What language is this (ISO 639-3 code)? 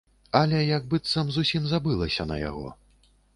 bel